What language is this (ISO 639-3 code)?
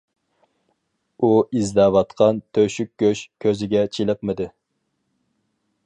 uig